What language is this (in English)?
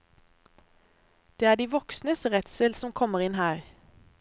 Norwegian